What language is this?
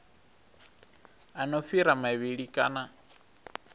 Venda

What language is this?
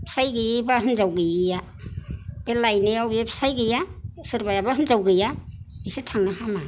Bodo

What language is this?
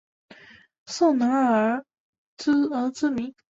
Chinese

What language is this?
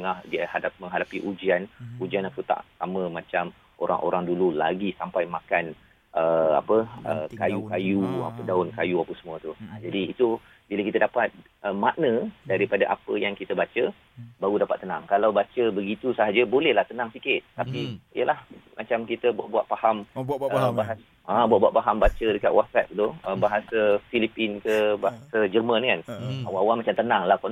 Malay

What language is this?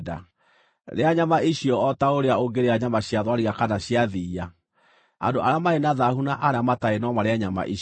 Kikuyu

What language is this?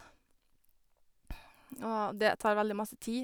Norwegian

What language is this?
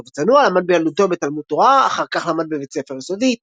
Hebrew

